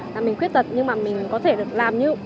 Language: Vietnamese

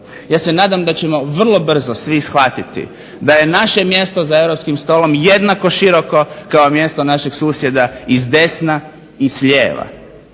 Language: Croatian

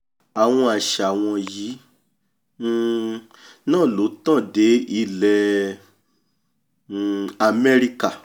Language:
Yoruba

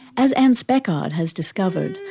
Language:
English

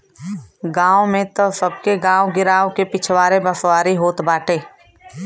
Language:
Bhojpuri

